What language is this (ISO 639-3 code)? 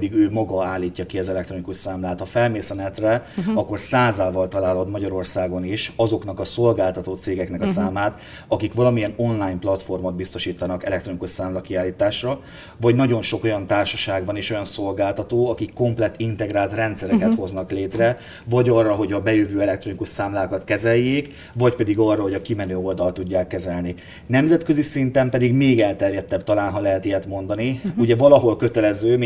hun